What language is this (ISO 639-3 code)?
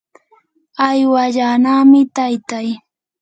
qur